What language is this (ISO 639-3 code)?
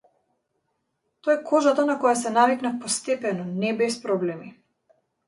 mkd